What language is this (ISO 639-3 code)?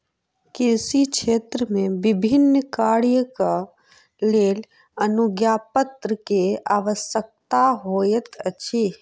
mai